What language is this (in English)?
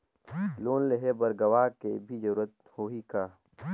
Chhattisgarhi